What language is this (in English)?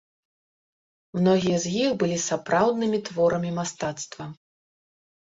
Belarusian